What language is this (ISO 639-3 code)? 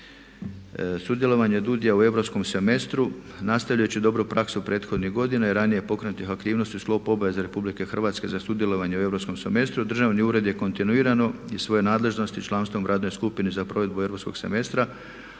hrv